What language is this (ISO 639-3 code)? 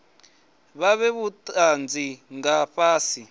ven